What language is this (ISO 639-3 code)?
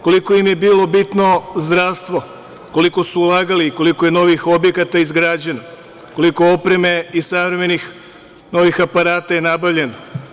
srp